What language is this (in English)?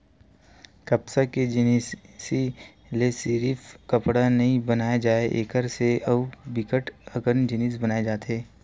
Chhattisgarhi